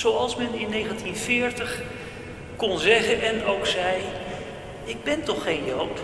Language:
Dutch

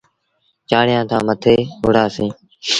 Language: Sindhi Bhil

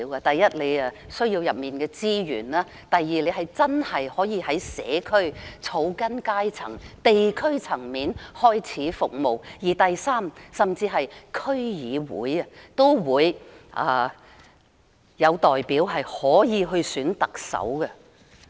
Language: Cantonese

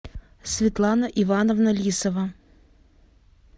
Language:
Russian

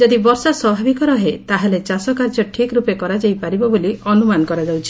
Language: Odia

